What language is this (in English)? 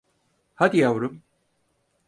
Turkish